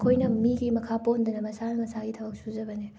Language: Manipuri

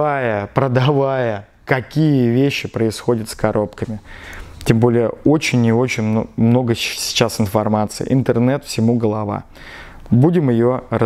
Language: Russian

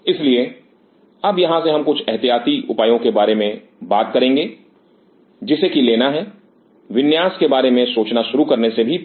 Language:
Hindi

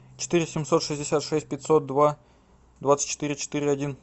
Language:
Russian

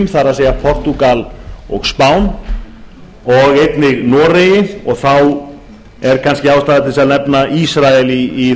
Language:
Icelandic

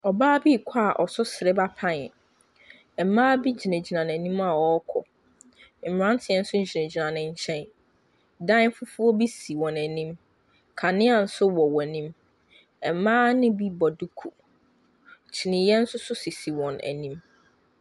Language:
Akan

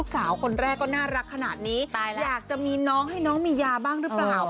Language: Thai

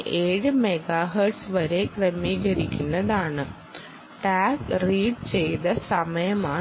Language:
Malayalam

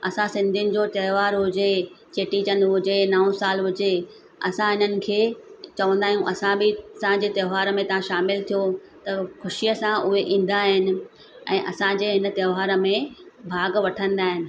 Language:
Sindhi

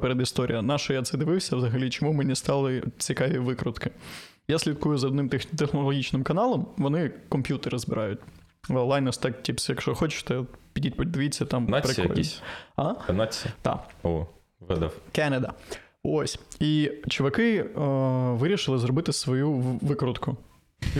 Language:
Ukrainian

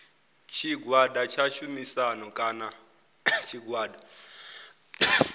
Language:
Venda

